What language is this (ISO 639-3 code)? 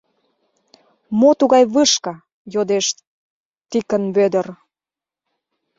chm